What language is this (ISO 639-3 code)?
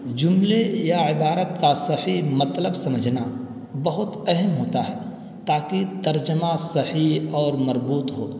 urd